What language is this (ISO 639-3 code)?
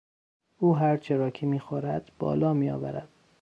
fas